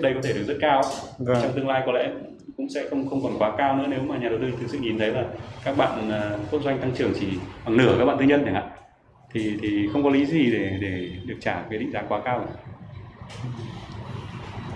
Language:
Vietnamese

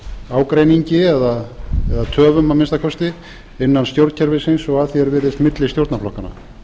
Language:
Icelandic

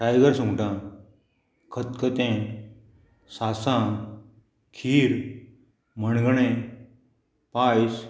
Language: Konkani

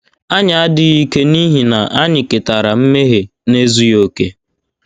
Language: Igbo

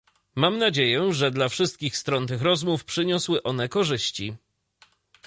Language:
Polish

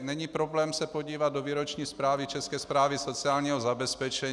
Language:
Czech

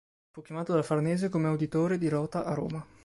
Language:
Italian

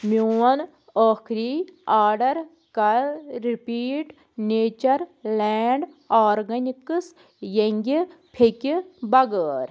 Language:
Kashmiri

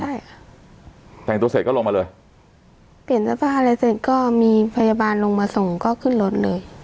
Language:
Thai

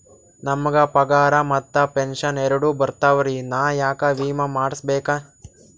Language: Kannada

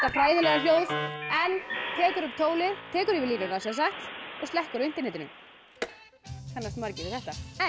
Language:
Icelandic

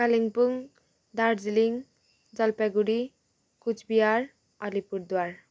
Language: Nepali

